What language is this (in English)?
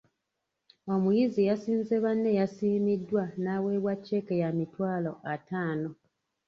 Ganda